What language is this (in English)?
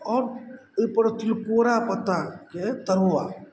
Maithili